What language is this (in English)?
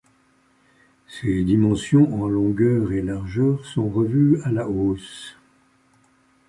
French